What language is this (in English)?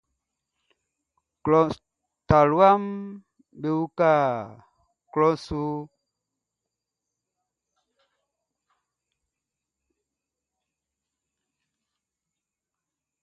Baoulé